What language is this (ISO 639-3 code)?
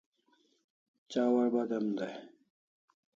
kls